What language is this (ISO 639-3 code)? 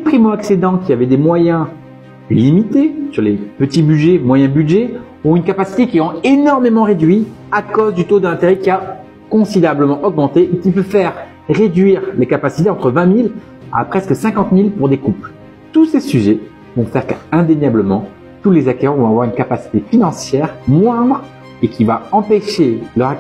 fra